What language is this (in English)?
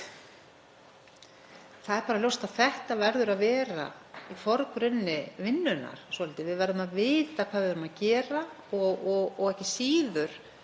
Icelandic